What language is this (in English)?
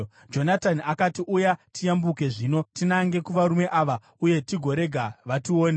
Shona